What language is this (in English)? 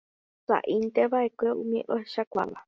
Guarani